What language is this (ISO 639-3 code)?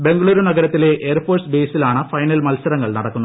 mal